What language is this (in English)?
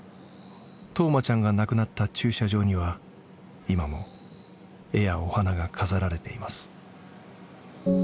Japanese